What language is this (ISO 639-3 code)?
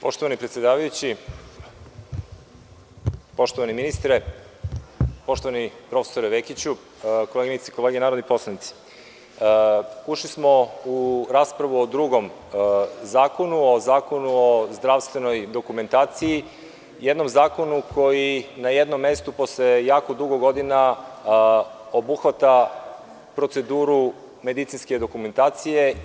srp